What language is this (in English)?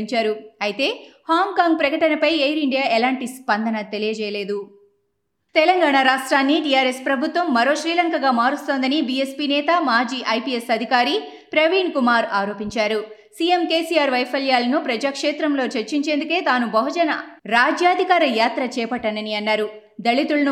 Telugu